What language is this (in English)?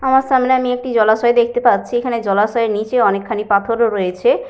Bangla